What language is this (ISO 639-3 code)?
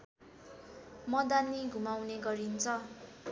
nep